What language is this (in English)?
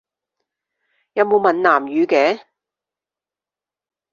Cantonese